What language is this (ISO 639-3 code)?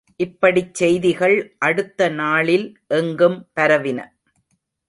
tam